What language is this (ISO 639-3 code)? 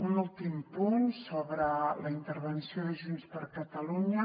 cat